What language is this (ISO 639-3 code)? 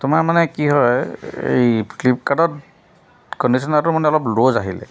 asm